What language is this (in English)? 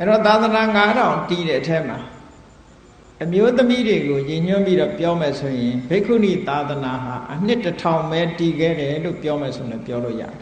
Thai